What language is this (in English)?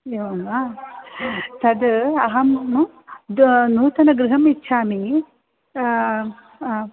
Sanskrit